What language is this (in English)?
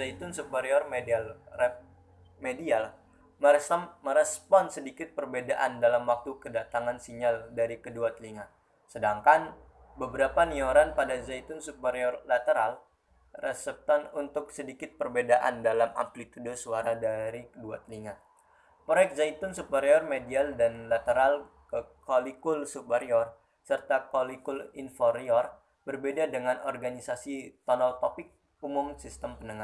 Indonesian